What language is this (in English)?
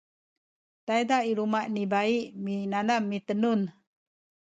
Sakizaya